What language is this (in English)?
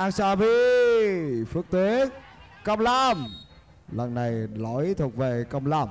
Vietnamese